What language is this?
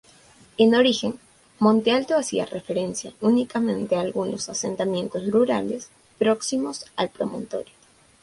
Spanish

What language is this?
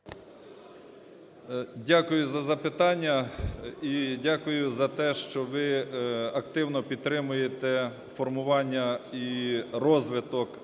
Ukrainian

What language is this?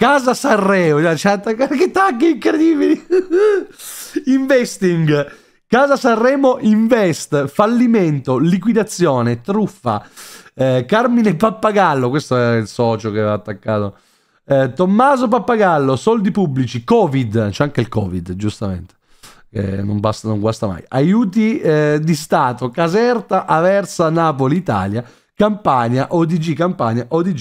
Italian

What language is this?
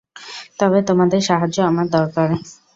Bangla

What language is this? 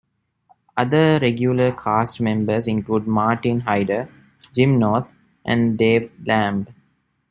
English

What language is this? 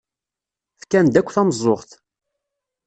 Kabyle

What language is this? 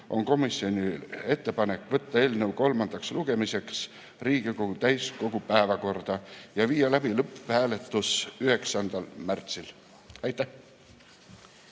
Estonian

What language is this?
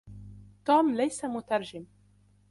Arabic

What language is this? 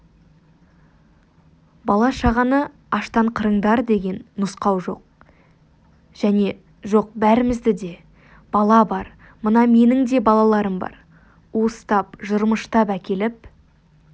Kazakh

